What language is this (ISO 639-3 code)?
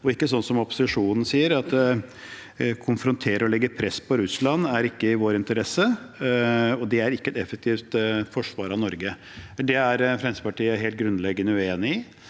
nor